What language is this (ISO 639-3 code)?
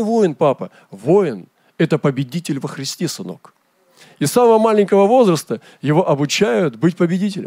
rus